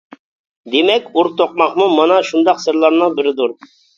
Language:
Uyghur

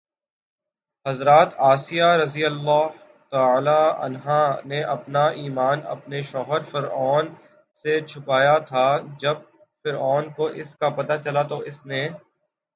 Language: Urdu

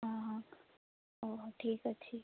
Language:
Odia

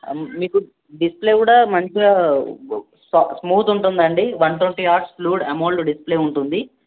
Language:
Telugu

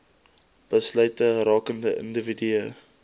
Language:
Afrikaans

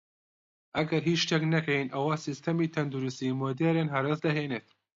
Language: Central Kurdish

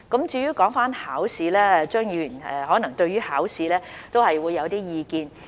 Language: Cantonese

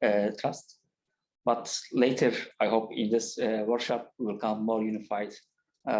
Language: English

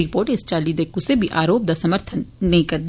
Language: Dogri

